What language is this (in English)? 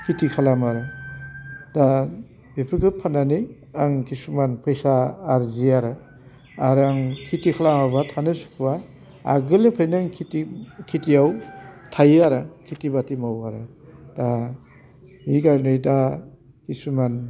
Bodo